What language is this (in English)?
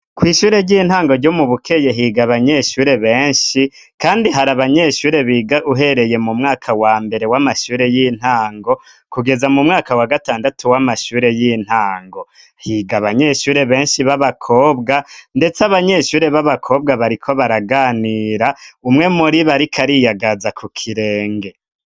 Rundi